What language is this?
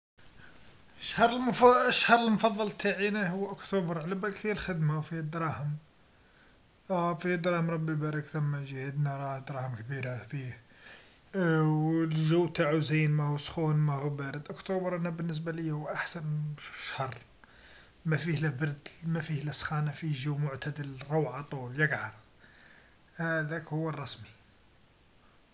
Algerian Arabic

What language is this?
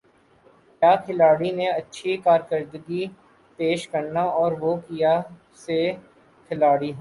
Urdu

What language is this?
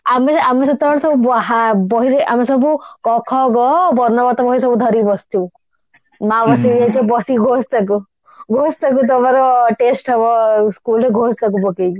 Odia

